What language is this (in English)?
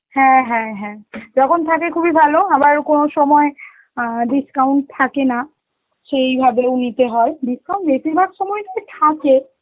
Bangla